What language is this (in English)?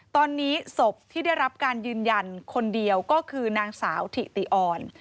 Thai